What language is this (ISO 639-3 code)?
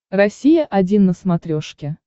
rus